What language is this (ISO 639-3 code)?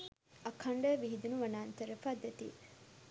sin